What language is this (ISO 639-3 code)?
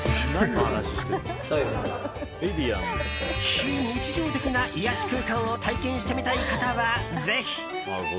jpn